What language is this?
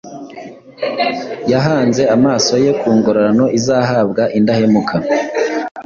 Kinyarwanda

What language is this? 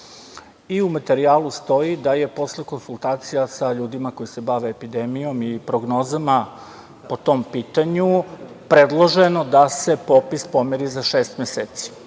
Serbian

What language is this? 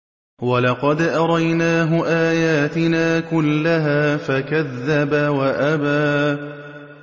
Arabic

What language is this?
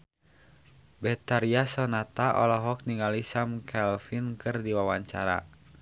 Sundanese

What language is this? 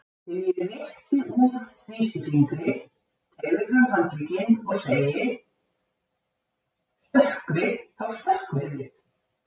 Icelandic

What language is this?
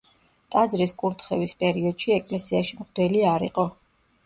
Georgian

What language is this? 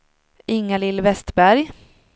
Swedish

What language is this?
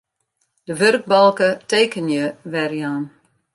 Western Frisian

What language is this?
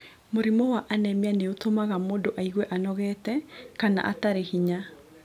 Kikuyu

